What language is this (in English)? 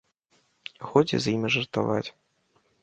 Belarusian